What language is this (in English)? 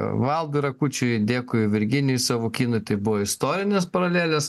Lithuanian